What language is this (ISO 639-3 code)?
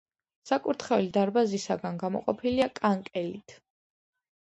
kat